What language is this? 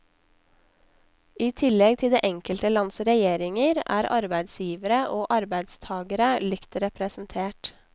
Norwegian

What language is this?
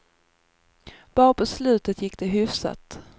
Swedish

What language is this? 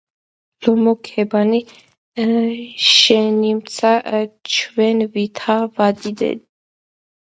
Georgian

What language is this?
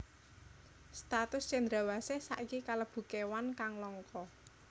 Javanese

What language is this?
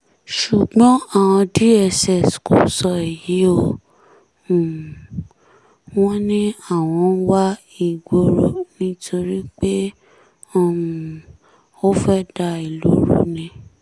Yoruba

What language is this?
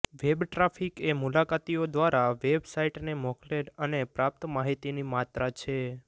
Gujarati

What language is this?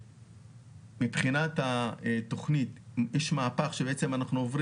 Hebrew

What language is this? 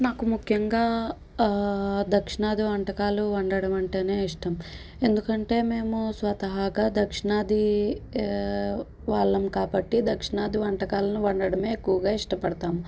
Telugu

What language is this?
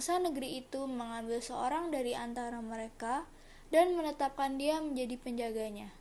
Indonesian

